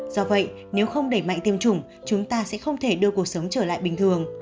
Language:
Vietnamese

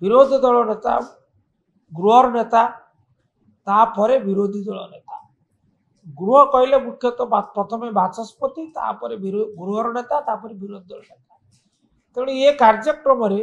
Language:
Bangla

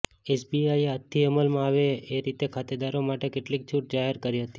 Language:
Gujarati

